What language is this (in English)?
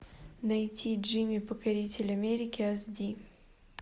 Russian